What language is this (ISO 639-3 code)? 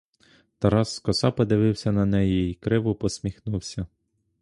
ukr